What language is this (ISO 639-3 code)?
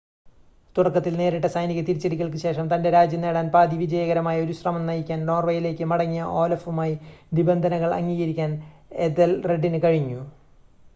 mal